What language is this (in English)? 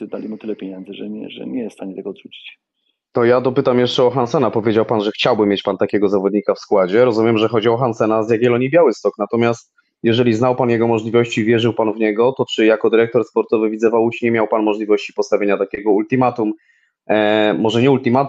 Polish